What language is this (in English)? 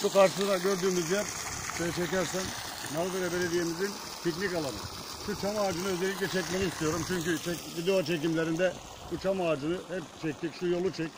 Turkish